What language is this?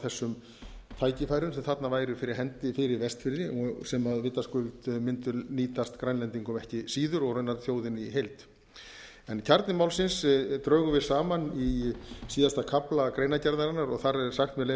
Icelandic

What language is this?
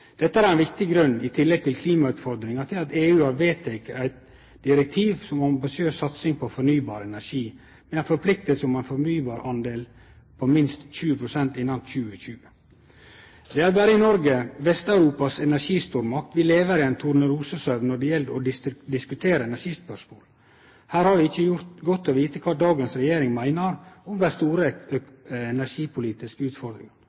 Norwegian Nynorsk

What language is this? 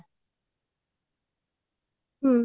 Odia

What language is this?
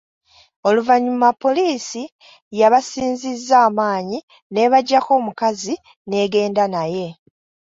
Ganda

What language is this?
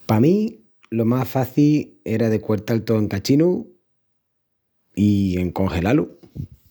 Extremaduran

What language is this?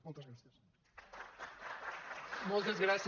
Catalan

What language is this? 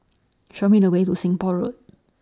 English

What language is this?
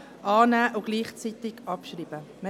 Swiss German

